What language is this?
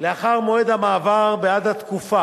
Hebrew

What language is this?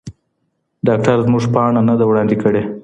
Pashto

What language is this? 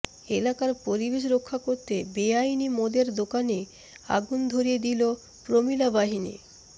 Bangla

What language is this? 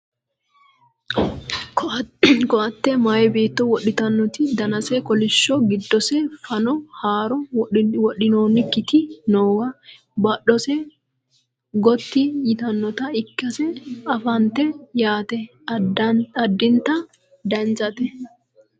Sidamo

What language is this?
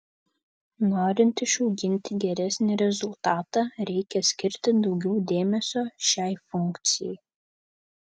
Lithuanian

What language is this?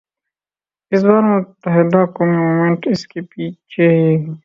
Urdu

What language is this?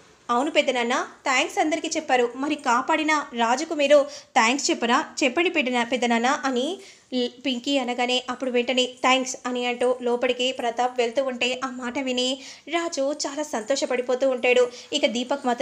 Hindi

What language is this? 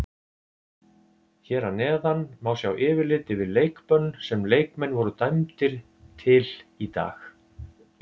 Icelandic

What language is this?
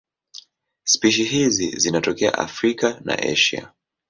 Swahili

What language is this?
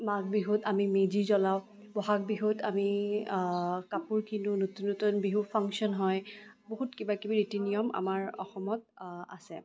Assamese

